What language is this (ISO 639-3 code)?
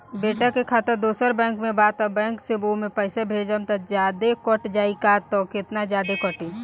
bho